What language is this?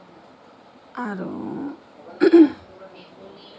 Assamese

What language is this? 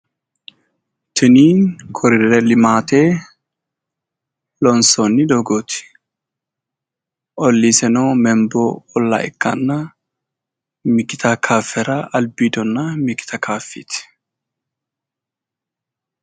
Sidamo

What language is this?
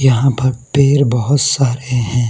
Hindi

